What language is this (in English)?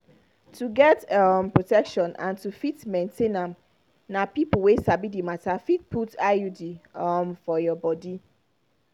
Nigerian Pidgin